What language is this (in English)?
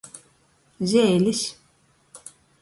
Latgalian